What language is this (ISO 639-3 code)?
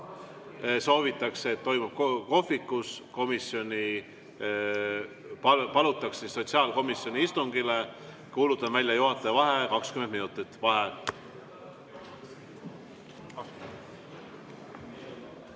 est